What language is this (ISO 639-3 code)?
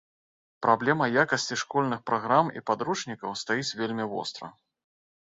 bel